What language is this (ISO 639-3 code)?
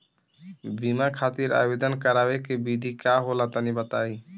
bho